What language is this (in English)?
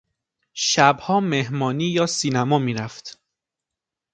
Persian